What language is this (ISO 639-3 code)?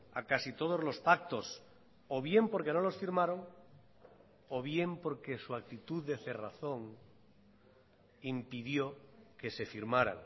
spa